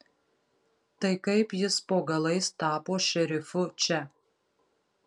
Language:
Lithuanian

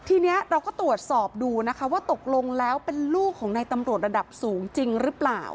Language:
Thai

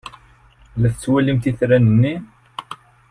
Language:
Kabyle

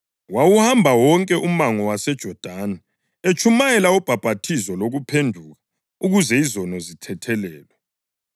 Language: North Ndebele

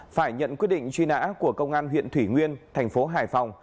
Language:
Vietnamese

